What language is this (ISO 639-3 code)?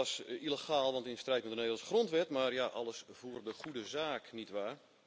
nld